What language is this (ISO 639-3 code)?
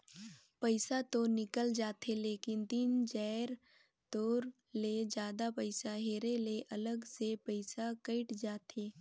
hne